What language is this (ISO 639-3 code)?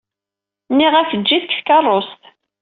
kab